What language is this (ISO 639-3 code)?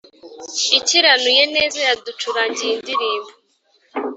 kin